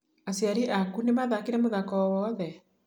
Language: Kikuyu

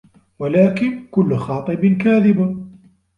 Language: Arabic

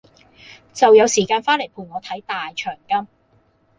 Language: Cantonese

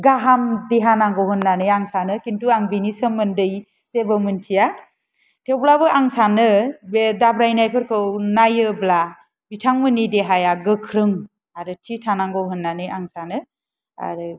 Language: Bodo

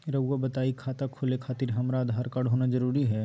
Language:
Magahi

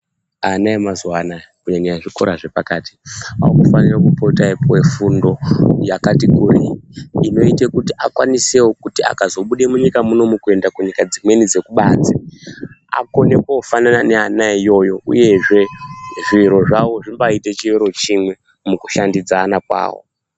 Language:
Ndau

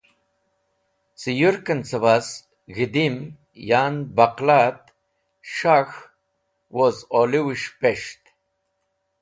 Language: Wakhi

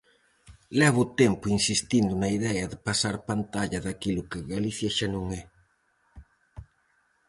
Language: Galician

